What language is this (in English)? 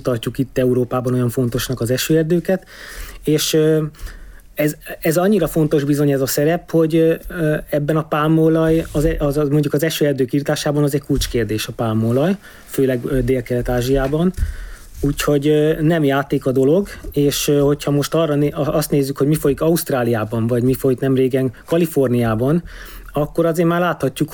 Hungarian